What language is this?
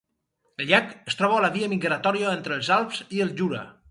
Catalan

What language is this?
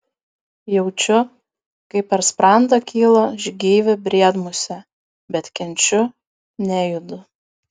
Lithuanian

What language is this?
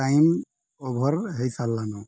Odia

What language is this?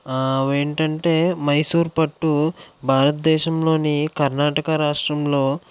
Telugu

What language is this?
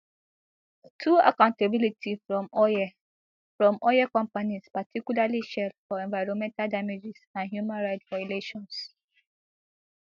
Nigerian Pidgin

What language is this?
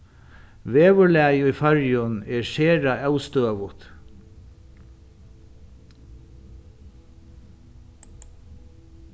Faroese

